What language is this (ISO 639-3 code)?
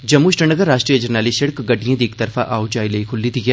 doi